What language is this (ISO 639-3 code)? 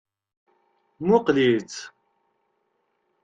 kab